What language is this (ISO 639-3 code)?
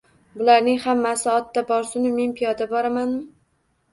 uzb